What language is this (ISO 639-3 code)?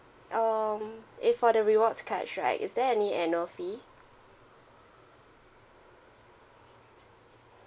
eng